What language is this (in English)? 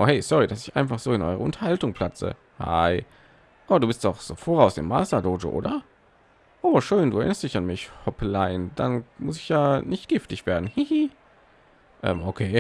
German